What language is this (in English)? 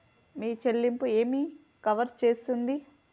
Telugu